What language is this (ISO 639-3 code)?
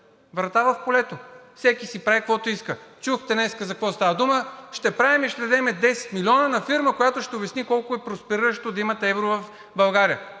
bul